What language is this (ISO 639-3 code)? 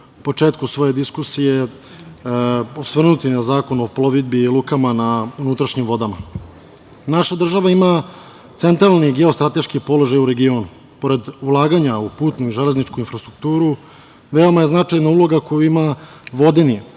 srp